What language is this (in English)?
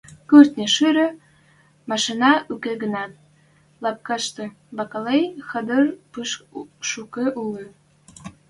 Western Mari